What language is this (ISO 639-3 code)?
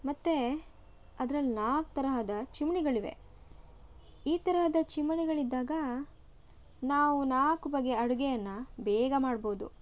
kan